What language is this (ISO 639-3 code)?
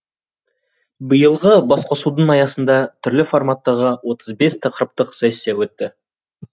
kaz